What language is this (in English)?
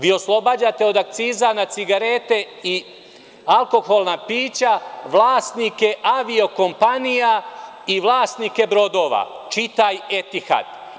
Serbian